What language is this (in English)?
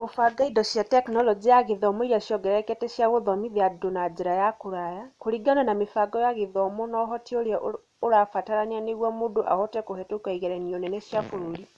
Kikuyu